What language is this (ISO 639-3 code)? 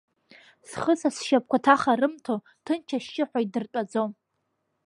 abk